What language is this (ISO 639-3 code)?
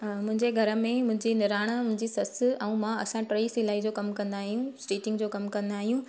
snd